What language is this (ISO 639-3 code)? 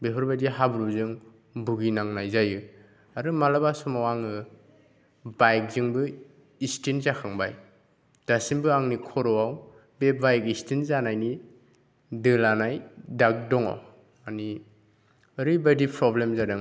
brx